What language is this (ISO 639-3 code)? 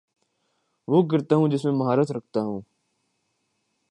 urd